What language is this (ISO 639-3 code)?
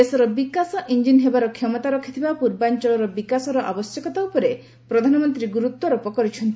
ori